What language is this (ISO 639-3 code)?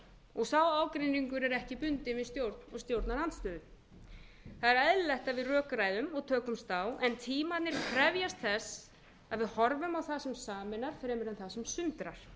isl